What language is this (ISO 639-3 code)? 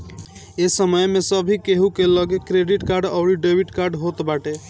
bho